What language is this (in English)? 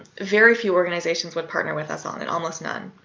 English